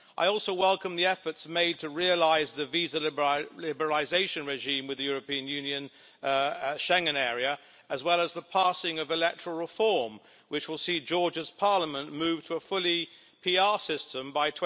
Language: English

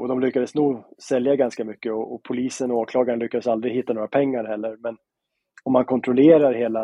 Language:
Swedish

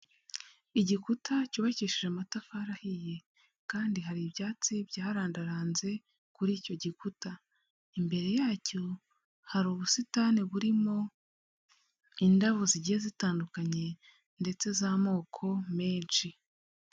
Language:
Kinyarwanda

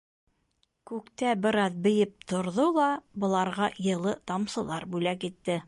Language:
Bashkir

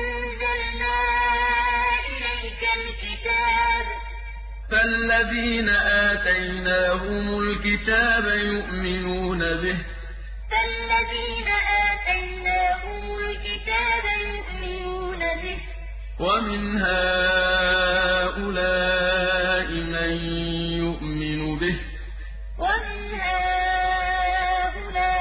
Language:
Arabic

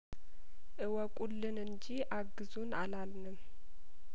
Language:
Amharic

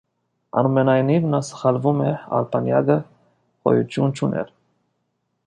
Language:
Armenian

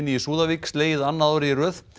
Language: Icelandic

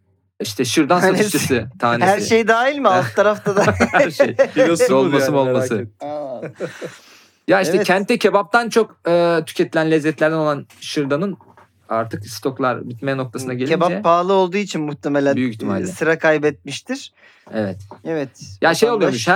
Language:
Turkish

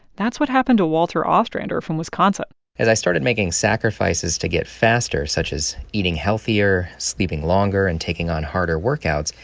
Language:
English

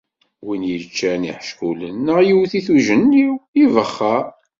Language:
Kabyle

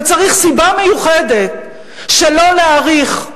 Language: Hebrew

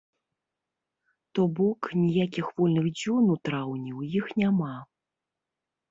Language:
Belarusian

